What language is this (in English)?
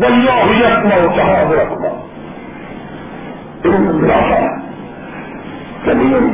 Urdu